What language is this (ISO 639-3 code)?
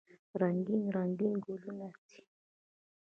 pus